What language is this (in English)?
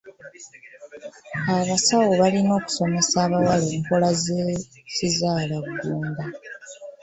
Ganda